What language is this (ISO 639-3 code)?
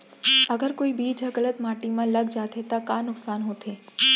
hne